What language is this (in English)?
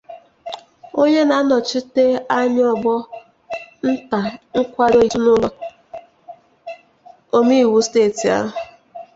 Igbo